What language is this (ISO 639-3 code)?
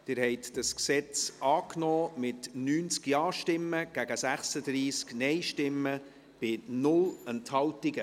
gsw